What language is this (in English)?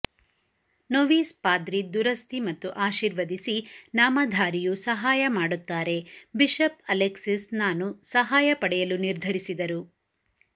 Kannada